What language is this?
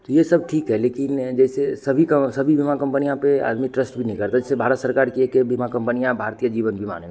Hindi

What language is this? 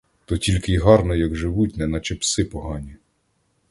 Ukrainian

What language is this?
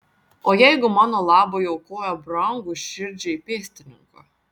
Lithuanian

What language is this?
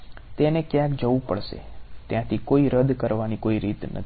Gujarati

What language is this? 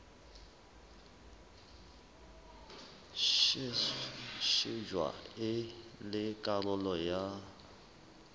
Southern Sotho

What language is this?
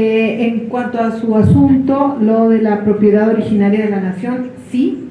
Spanish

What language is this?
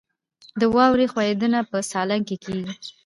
Pashto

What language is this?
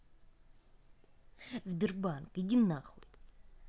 Russian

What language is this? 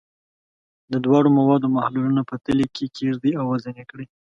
Pashto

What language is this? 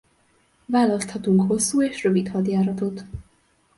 Hungarian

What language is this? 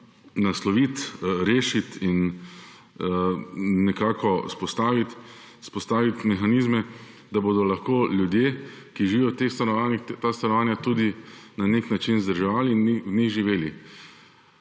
Slovenian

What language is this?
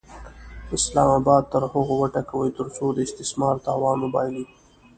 Pashto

